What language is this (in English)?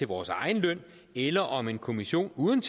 Danish